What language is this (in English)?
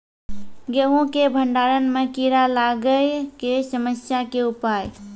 Maithili